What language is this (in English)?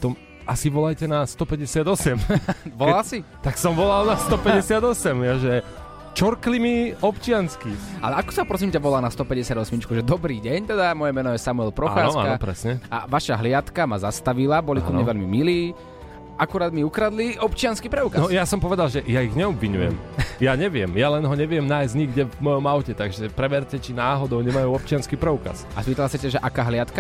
Slovak